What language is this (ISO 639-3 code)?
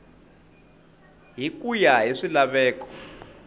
tso